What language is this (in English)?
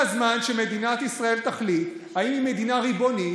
Hebrew